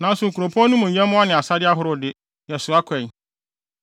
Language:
Akan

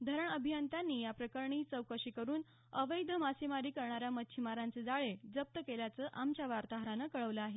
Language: Marathi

